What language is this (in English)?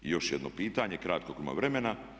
Croatian